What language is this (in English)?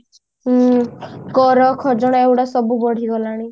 Odia